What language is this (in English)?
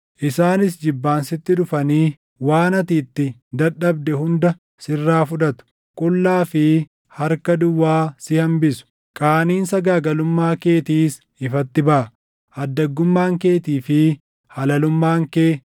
Oromo